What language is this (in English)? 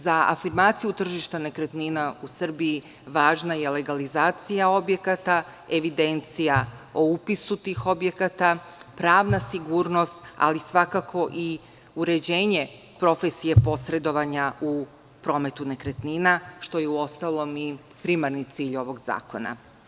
Serbian